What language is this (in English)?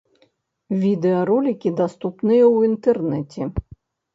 Belarusian